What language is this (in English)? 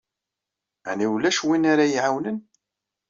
Kabyle